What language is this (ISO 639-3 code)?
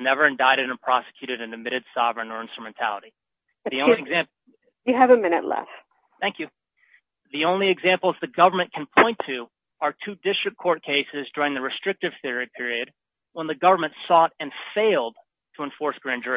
eng